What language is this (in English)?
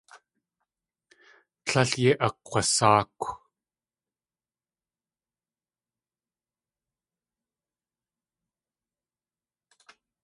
Tlingit